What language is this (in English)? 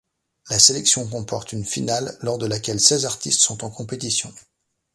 French